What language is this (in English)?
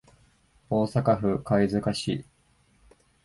Japanese